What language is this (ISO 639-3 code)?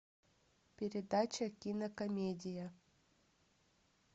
rus